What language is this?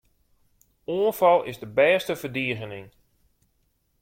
Western Frisian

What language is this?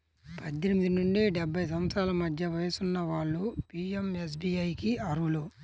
Telugu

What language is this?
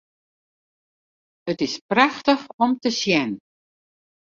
Western Frisian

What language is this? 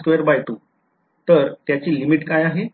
Marathi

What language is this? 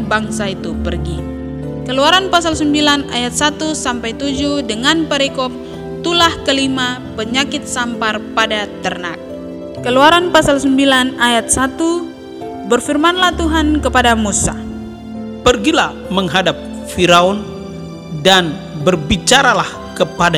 Indonesian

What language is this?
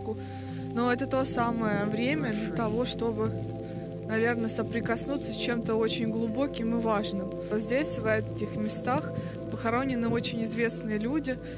Russian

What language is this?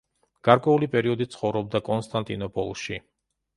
Georgian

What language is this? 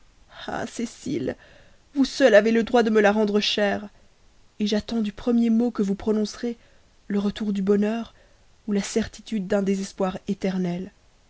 French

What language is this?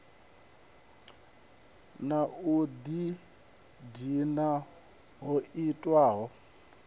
Venda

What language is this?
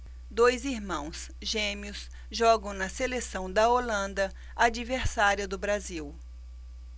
Portuguese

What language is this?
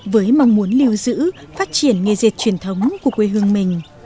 Vietnamese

